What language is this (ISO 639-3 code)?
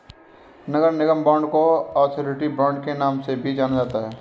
hin